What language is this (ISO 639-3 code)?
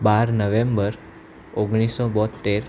guj